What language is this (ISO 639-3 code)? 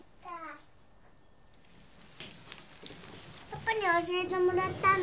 jpn